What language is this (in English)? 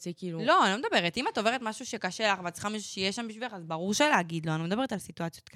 Hebrew